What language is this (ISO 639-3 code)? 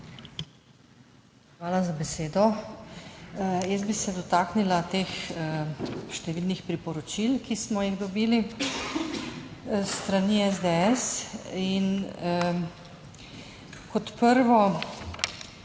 slv